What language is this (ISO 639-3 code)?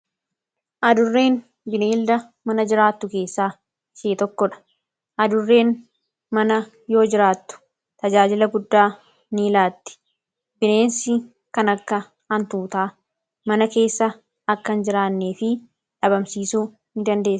orm